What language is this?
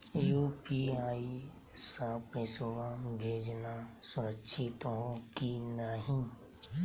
Magahi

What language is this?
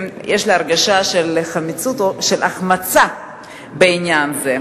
Hebrew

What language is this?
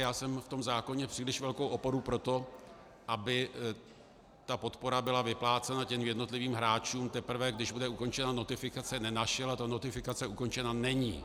Czech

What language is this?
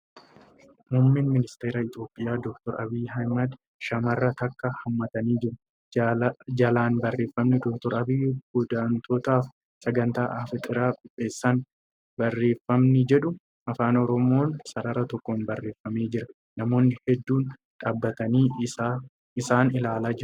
Oromo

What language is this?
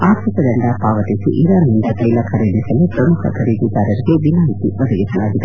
Kannada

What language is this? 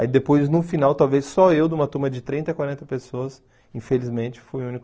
Portuguese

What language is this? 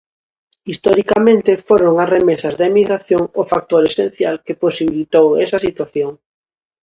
Galician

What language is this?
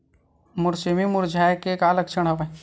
Chhattisgarhi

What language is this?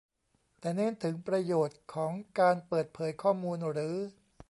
Thai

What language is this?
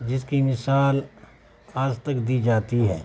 Urdu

